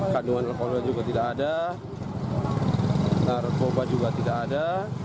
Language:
Indonesian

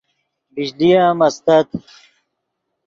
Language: Yidgha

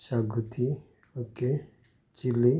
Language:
Konkani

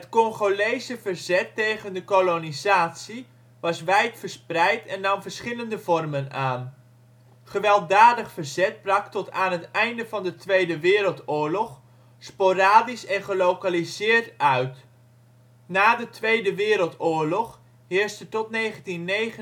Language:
Dutch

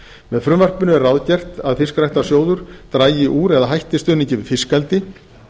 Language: Icelandic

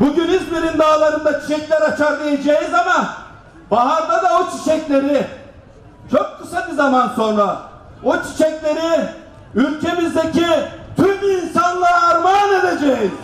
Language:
Turkish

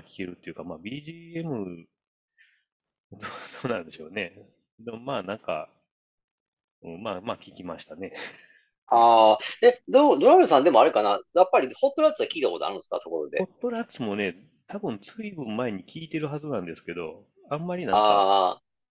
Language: Japanese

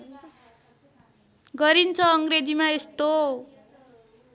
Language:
Nepali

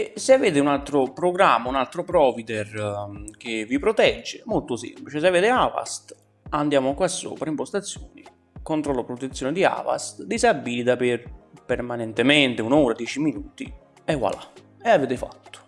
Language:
Italian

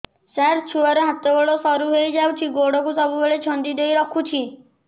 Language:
Odia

